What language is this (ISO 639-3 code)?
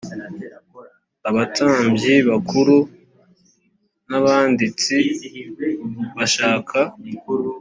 kin